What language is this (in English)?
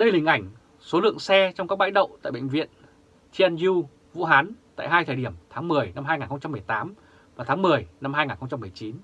Vietnamese